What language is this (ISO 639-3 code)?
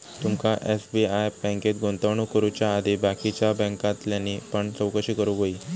mar